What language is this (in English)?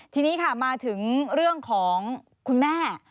Thai